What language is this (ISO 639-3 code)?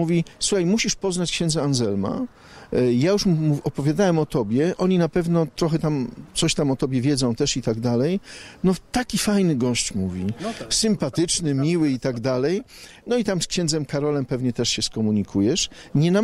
pol